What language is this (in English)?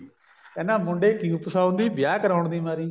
Punjabi